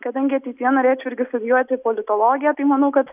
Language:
Lithuanian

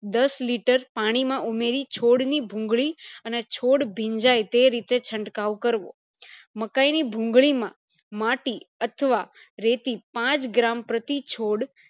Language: Gujarati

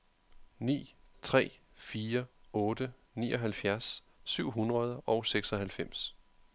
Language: Danish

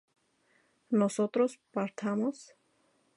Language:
Spanish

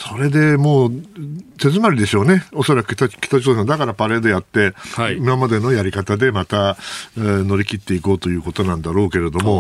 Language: Japanese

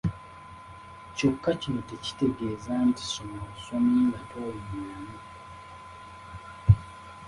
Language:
Ganda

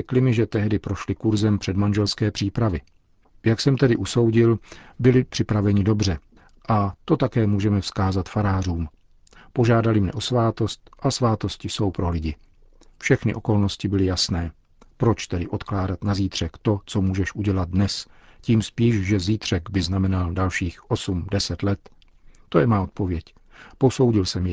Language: Czech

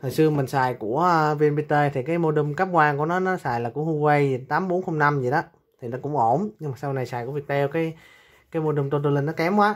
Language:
Vietnamese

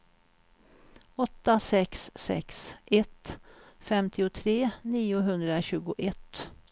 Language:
Swedish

